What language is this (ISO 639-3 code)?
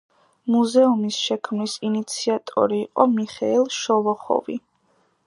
kat